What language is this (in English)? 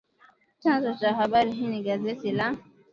Swahili